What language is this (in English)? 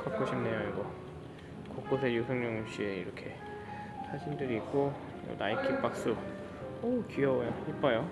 Korean